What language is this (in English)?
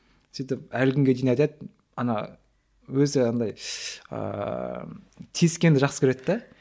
Kazakh